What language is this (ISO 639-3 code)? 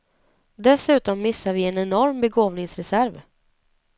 swe